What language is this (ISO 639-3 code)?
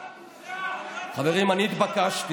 heb